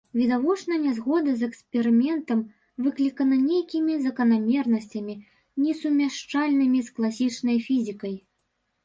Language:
Belarusian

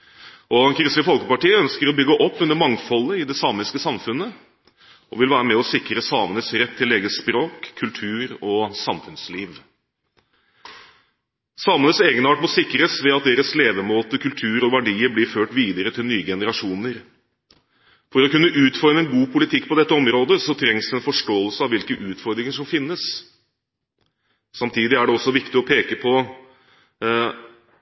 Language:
Norwegian Bokmål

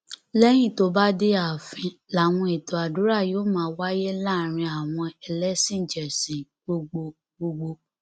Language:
Yoruba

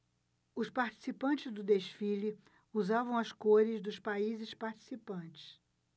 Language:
Portuguese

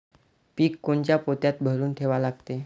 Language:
Marathi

